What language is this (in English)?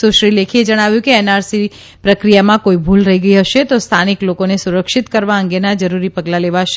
Gujarati